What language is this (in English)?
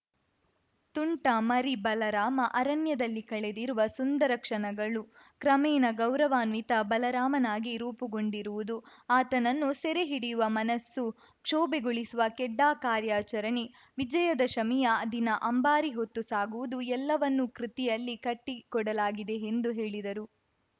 Kannada